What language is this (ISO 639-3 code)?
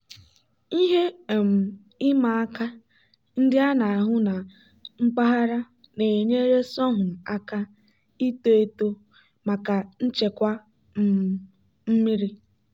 ibo